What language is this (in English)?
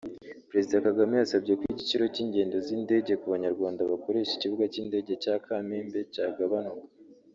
Kinyarwanda